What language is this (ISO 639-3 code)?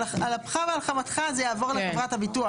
heb